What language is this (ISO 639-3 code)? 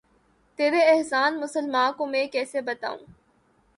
urd